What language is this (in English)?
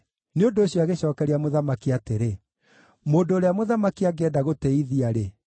Kikuyu